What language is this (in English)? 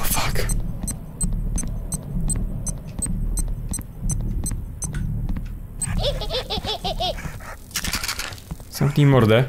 Polish